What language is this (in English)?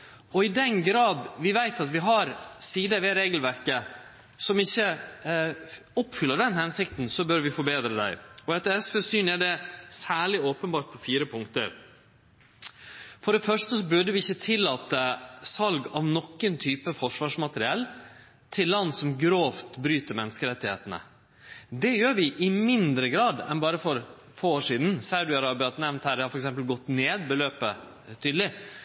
Norwegian Nynorsk